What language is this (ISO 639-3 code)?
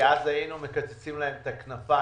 heb